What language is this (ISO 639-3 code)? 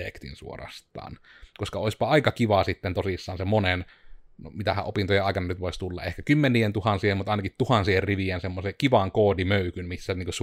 fin